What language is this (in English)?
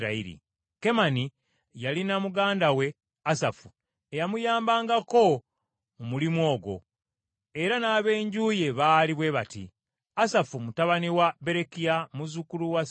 Ganda